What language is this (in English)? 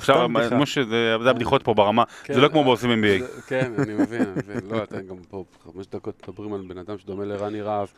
Hebrew